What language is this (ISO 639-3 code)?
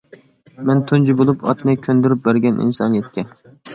uig